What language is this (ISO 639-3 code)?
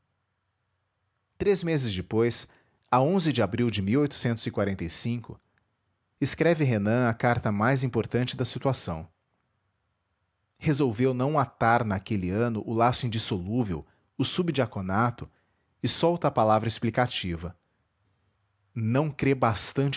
por